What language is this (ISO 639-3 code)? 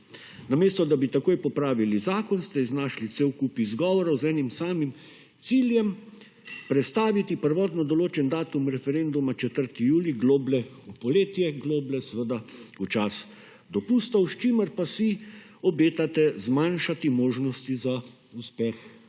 slv